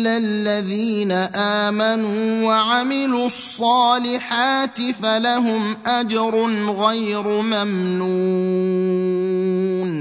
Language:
Arabic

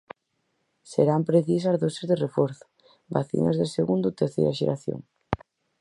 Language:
Galician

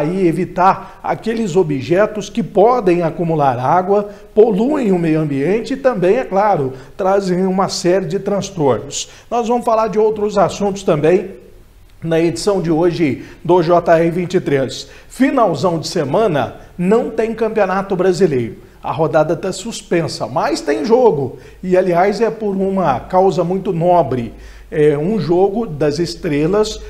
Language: Portuguese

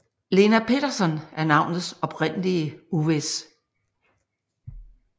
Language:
Danish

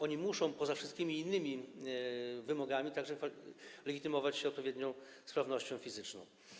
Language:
Polish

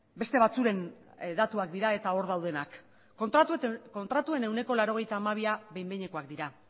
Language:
Basque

